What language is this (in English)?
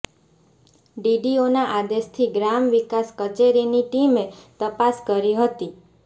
Gujarati